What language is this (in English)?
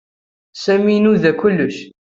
Kabyle